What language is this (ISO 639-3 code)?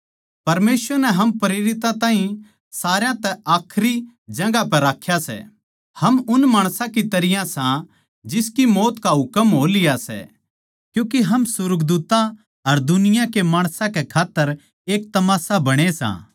bgc